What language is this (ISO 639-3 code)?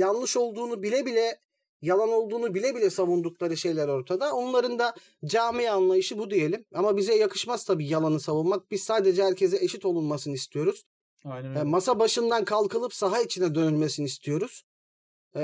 tur